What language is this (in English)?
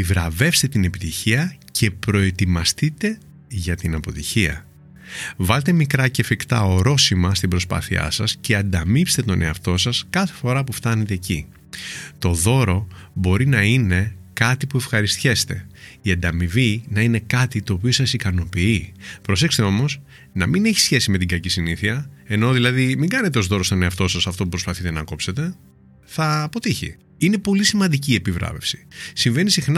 Greek